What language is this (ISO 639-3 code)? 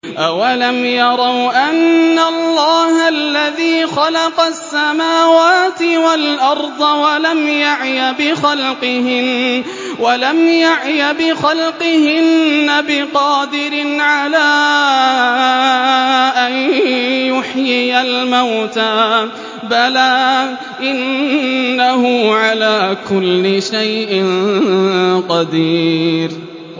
ara